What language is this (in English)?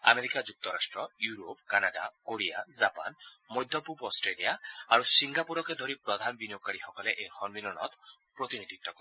Assamese